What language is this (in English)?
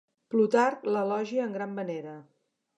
Catalan